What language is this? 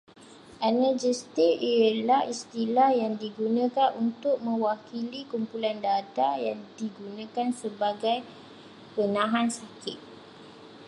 Malay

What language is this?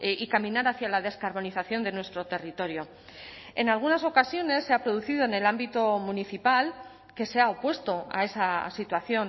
Spanish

